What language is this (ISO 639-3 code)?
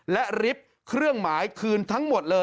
tha